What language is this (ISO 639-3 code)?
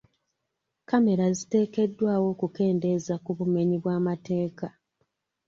lug